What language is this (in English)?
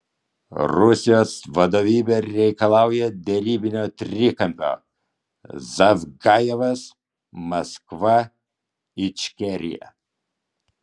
Lithuanian